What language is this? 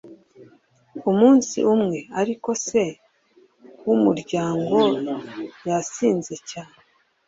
Kinyarwanda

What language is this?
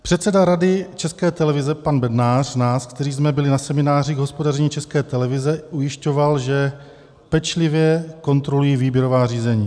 Czech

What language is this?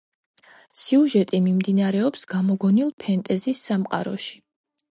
Georgian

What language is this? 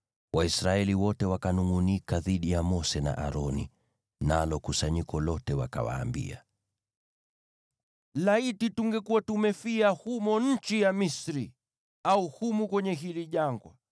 Swahili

